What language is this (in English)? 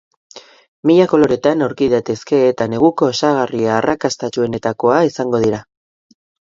Basque